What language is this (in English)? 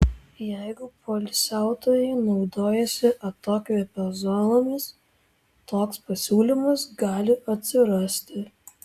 Lithuanian